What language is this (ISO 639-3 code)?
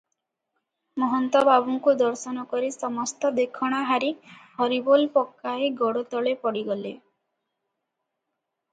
ori